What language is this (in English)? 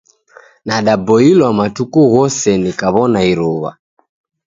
Taita